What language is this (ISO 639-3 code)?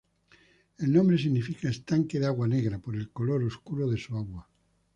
spa